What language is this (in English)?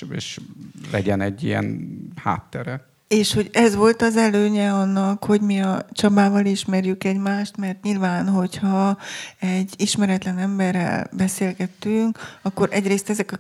Hungarian